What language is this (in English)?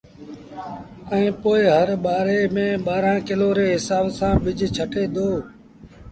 Sindhi Bhil